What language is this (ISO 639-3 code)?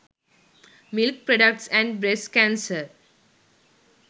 sin